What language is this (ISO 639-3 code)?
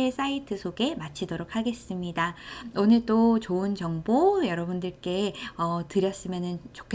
kor